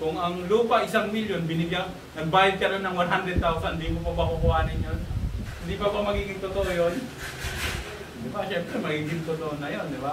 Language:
Filipino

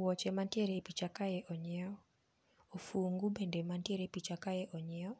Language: Luo (Kenya and Tanzania)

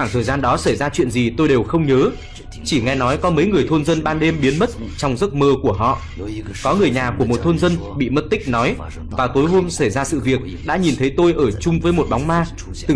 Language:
Vietnamese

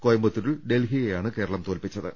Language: Malayalam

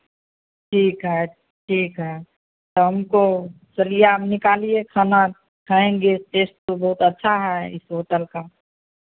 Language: Hindi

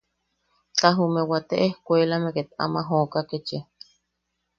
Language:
Yaqui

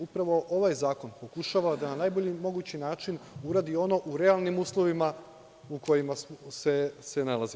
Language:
Serbian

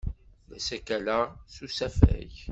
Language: Kabyle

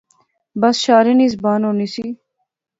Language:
Pahari-Potwari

